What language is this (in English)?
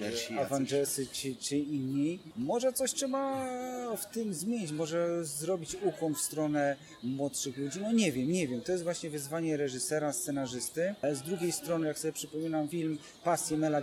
Polish